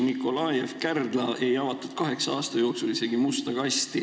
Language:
Estonian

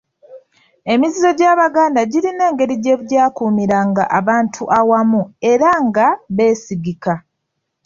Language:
Ganda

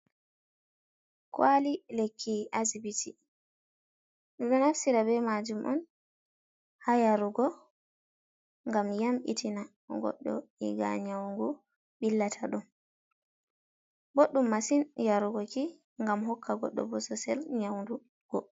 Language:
Fula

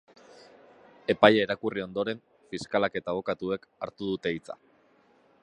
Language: Basque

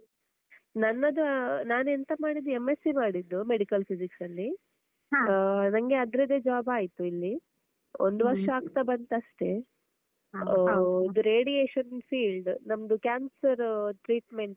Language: Kannada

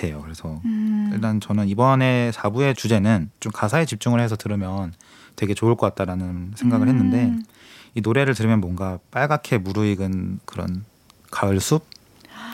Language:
Korean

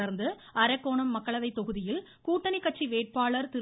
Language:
Tamil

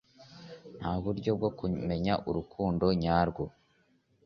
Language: Kinyarwanda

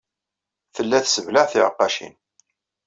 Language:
Kabyle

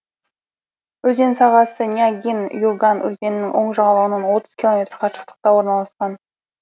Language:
Kazakh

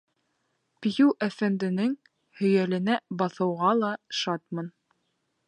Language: Bashkir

